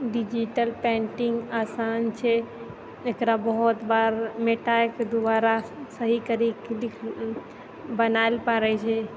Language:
Maithili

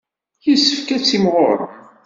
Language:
Kabyle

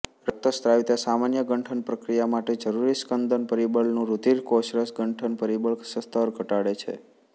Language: Gujarati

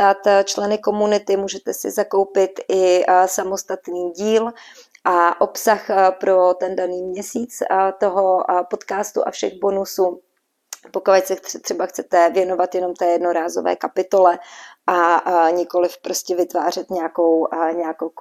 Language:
Czech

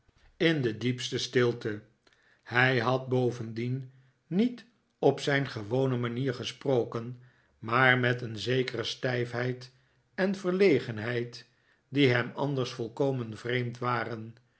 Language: Dutch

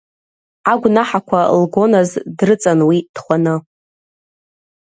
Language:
Abkhazian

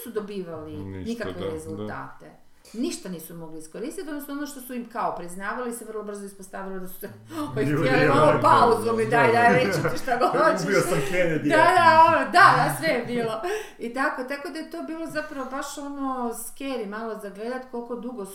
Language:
Croatian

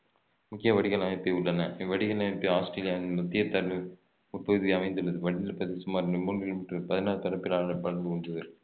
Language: Tamil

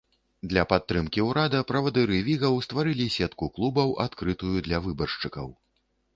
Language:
Belarusian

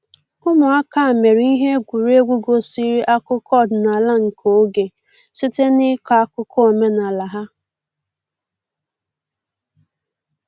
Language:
Igbo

